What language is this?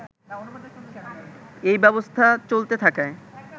Bangla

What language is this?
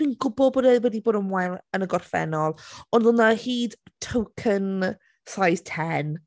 Welsh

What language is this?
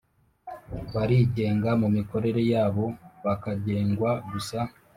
Kinyarwanda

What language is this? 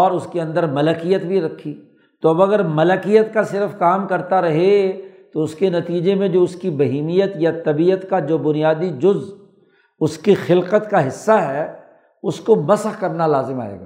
Urdu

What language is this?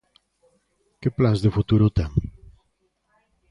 Galician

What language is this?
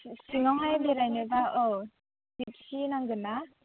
Bodo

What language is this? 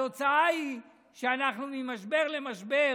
Hebrew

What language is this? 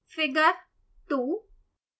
Hindi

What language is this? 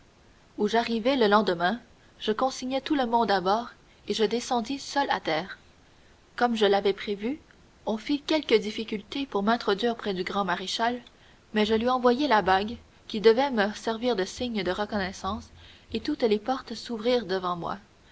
French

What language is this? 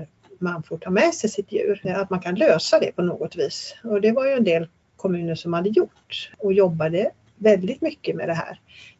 Swedish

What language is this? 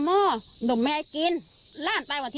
Thai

